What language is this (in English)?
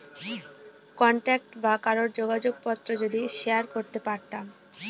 Bangla